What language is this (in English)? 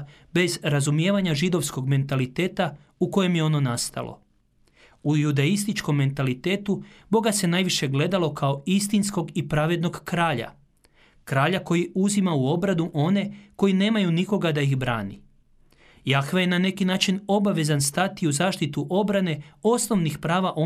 Croatian